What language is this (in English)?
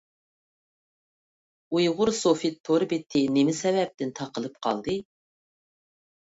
Uyghur